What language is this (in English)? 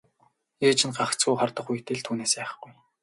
Mongolian